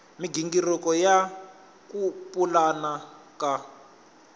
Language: Tsonga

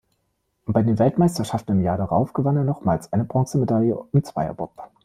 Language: German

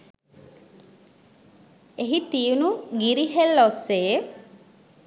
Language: Sinhala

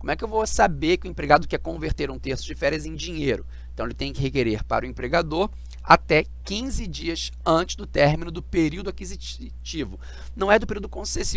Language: Portuguese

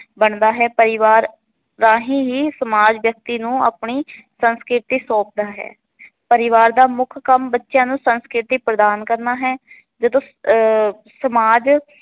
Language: Punjabi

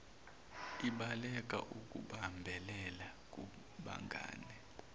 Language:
Zulu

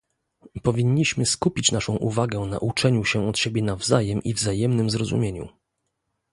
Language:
Polish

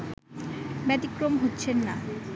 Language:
Bangla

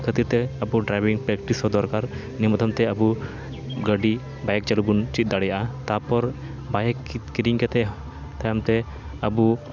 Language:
Santali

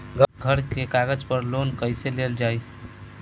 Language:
Bhojpuri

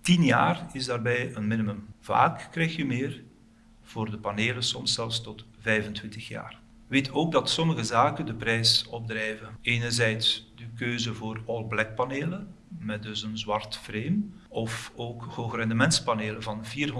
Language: Dutch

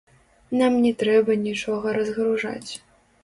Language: Belarusian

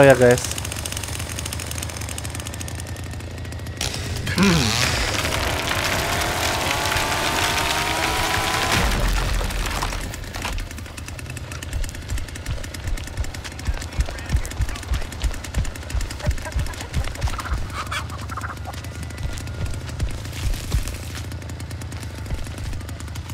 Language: Indonesian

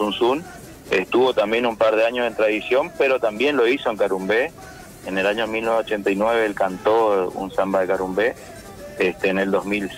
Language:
Spanish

